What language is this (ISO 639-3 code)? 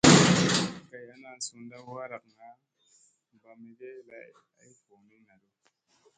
mse